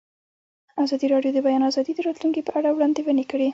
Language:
Pashto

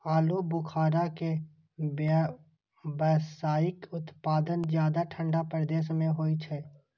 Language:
Maithili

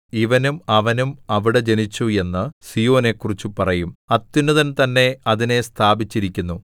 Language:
Malayalam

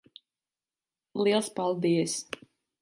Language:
Latvian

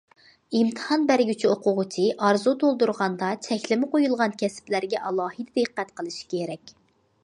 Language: Uyghur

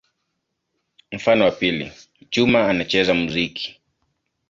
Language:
Swahili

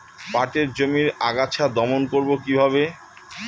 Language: Bangla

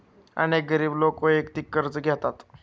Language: Marathi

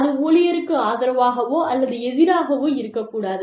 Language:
Tamil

